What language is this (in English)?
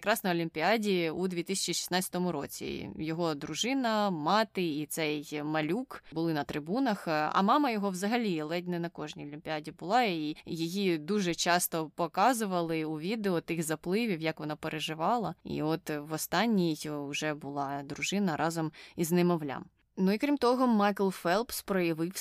Ukrainian